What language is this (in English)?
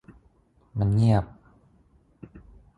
Thai